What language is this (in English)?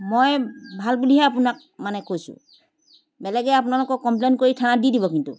Assamese